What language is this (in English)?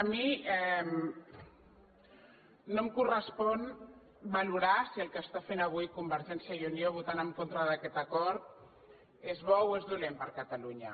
Catalan